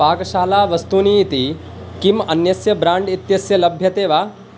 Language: Sanskrit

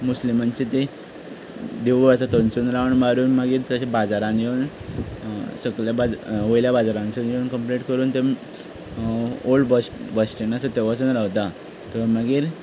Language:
Konkani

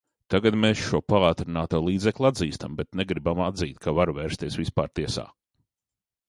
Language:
Latvian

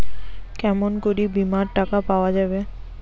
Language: Bangla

